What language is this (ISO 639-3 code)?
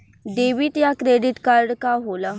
bho